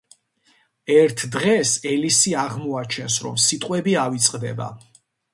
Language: Georgian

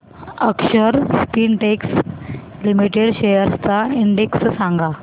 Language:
Marathi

